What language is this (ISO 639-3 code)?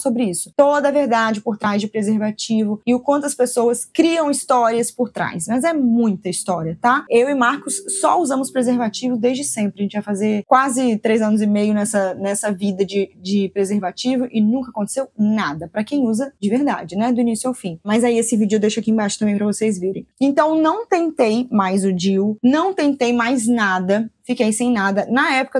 por